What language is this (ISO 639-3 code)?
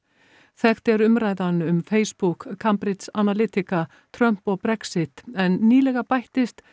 isl